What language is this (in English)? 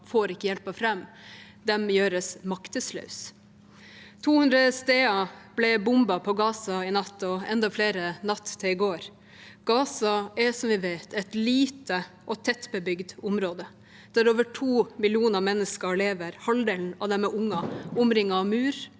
Norwegian